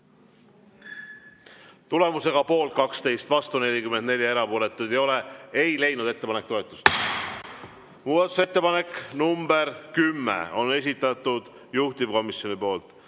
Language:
Estonian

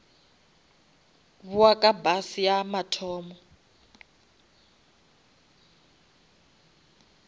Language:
Northern Sotho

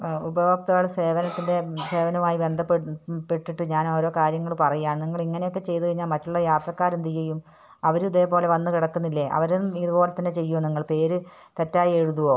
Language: Malayalam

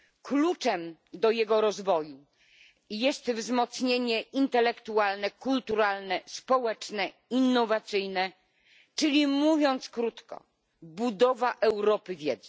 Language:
Polish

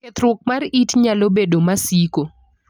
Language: Luo (Kenya and Tanzania)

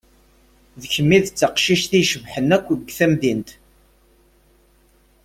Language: Kabyle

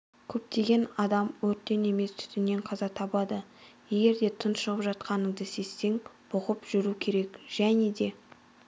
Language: Kazakh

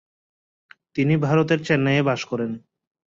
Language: Bangla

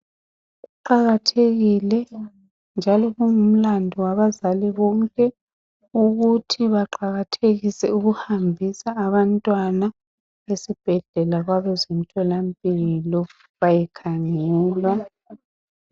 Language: North Ndebele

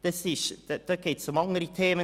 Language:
Swiss German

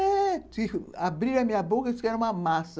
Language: Portuguese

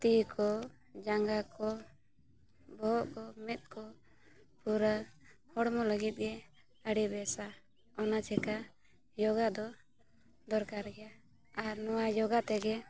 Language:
Santali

